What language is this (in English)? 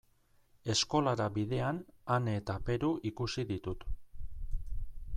Basque